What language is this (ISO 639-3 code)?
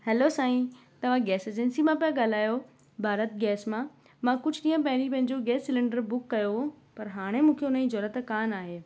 snd